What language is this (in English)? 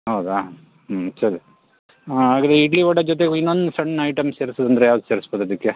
Kannada